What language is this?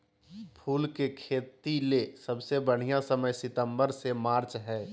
Magahi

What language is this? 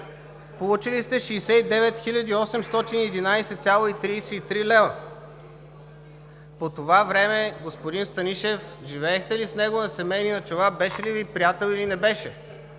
Bulgarian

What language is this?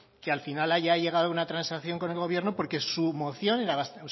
Spanish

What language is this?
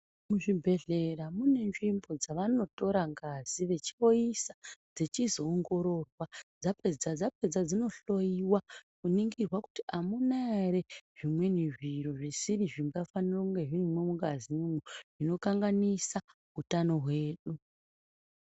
Ndau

